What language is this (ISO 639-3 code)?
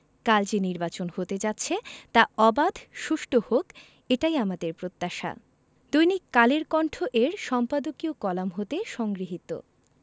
ben